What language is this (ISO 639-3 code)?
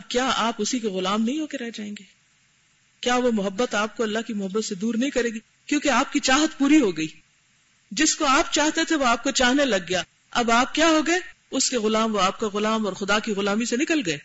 urd